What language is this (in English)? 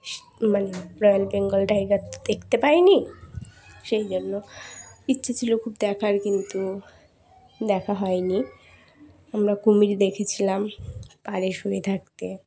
Bangla